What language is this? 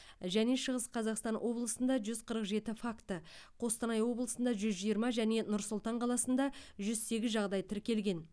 Kazakh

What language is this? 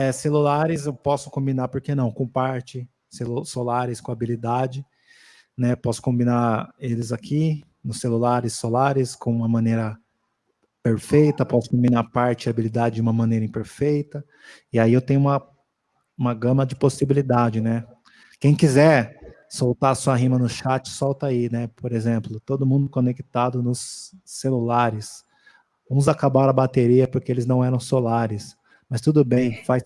Portuguese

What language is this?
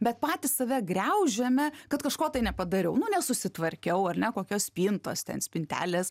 Lithuanian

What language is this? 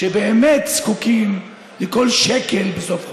Hebrew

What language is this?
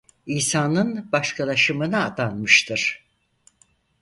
Turkish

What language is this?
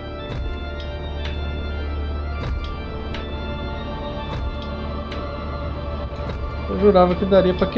Portuguese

